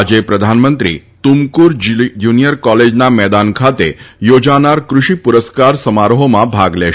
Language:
Gujarati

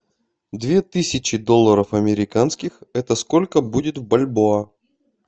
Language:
Russian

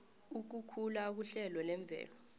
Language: South Ndebele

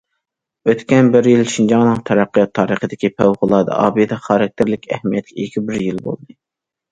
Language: Uyghur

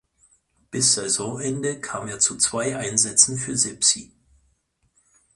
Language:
German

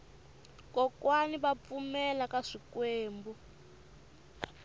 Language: Tsonga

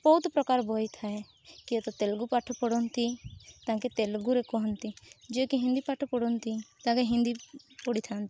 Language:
Odia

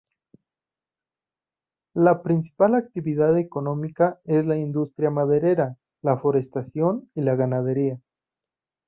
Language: Spanish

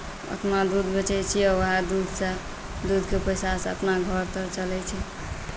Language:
Maithili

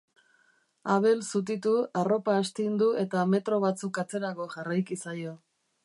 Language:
Basque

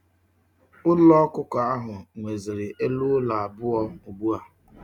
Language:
Igbo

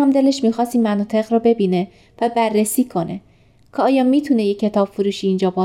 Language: Persian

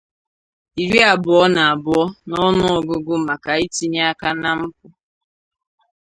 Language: Igbo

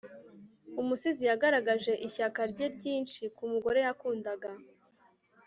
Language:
Kinyarwanda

